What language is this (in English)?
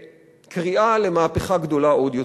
Hebrew